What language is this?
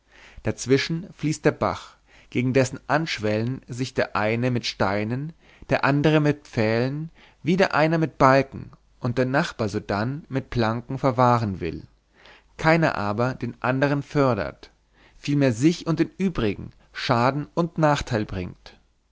German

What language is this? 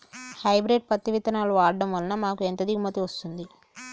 Telugu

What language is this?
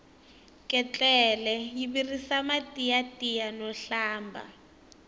Tsonga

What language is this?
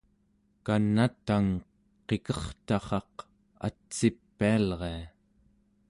Central Yupik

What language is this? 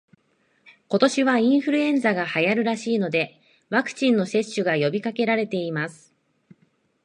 Japanese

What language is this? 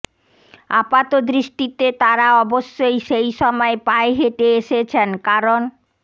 Bangla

